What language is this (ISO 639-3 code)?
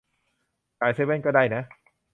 tha